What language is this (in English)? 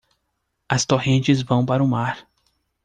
Portuguese